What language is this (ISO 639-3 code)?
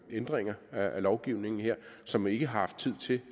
dan